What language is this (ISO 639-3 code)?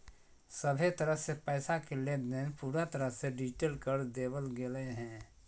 mag